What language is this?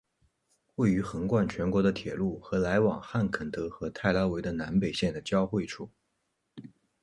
Chinese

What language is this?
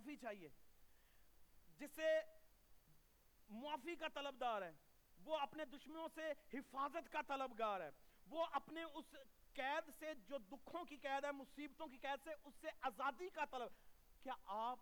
Urdu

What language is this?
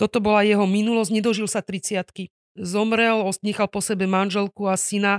Slovak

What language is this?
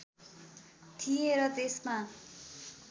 Nepali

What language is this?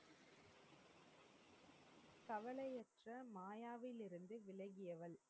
Tamil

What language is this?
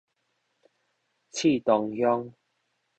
Min Nan Chinese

